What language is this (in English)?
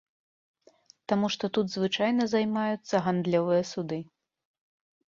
Belarusian